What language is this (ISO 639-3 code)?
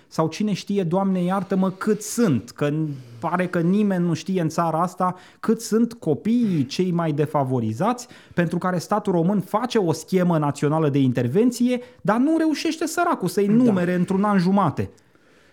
ron